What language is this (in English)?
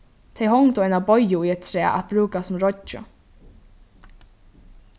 Faroese